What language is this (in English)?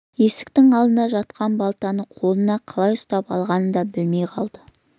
Kazakh